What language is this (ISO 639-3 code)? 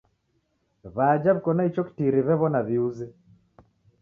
dav